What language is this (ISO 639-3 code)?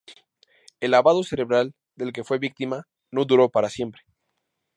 spa